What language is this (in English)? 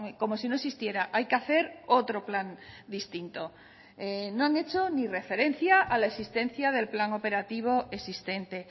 Spanish